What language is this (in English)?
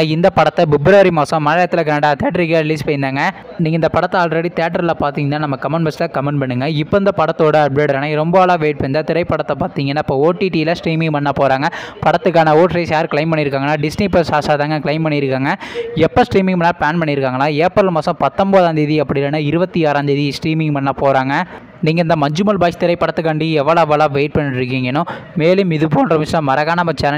Tamil